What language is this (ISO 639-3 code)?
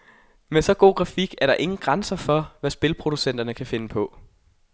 dan